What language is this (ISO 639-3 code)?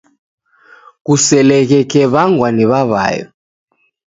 dav